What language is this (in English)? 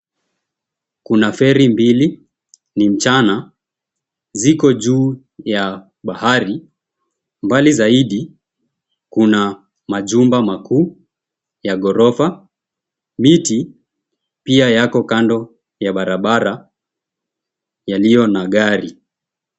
Swahili